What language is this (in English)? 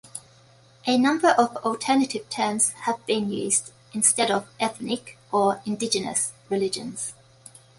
English